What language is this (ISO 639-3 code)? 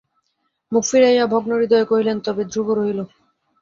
ben